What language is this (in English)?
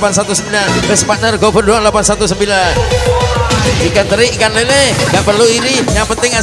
Indonesian